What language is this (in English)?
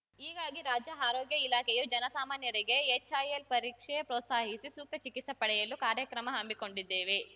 Kannada